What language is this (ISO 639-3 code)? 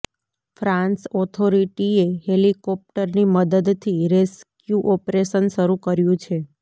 guj